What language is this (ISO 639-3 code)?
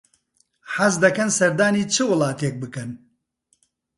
ckb